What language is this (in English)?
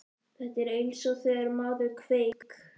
Icelandic